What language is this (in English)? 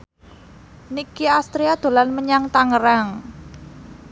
Javanese